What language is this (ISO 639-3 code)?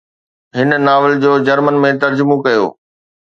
snd